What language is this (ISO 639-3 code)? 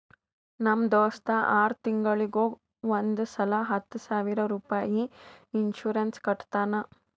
kan